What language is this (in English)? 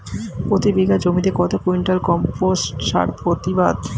Bangla